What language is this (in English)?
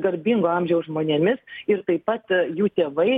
Lithuanian